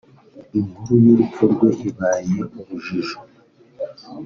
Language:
Kinyarwanda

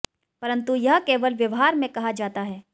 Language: Hindi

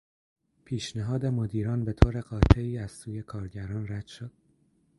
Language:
Persian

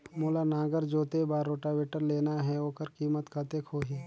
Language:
Chhattisgarhi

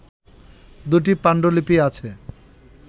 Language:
Bangla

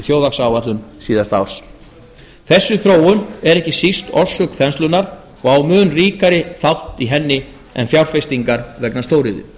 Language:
Icelandic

